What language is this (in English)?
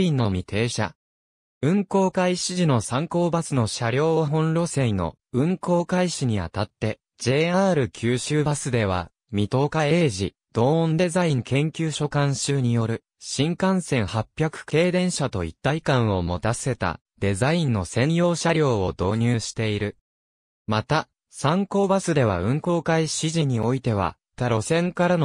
Japanese